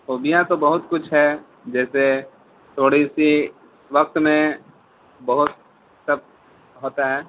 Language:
Urdu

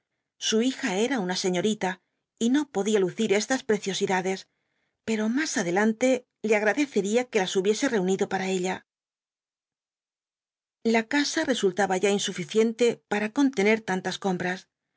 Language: Spanish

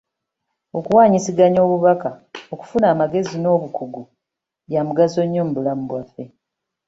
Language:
Ganda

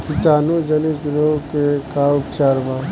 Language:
Bhojpuri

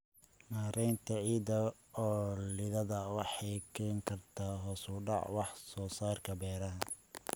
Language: Somali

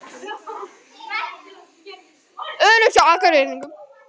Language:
Icelandic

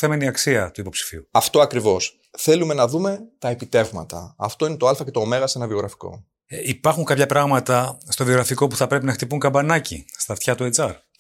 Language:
Greek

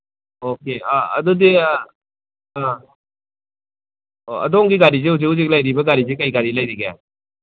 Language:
Manipuri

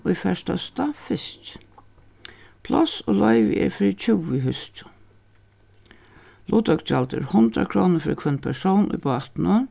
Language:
Faroese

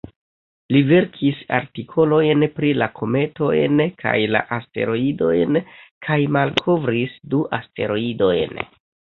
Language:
Esperanto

